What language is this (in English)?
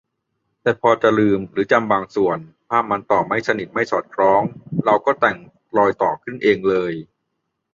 Thai